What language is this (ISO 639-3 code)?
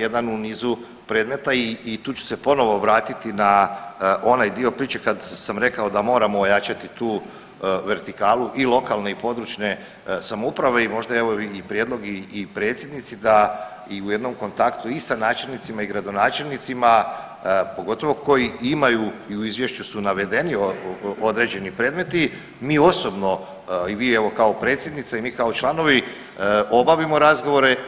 hrv